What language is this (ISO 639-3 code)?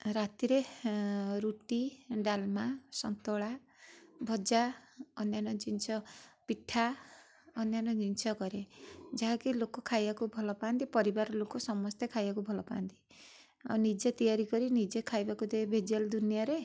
ori